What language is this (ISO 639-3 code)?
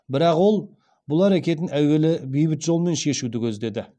kaz